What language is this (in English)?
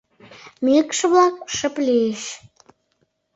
Mari